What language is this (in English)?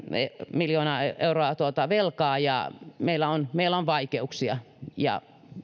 Finnish